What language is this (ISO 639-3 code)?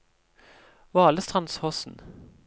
nor